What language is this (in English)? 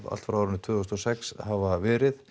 Icelandic